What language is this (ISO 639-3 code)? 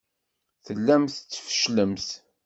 kab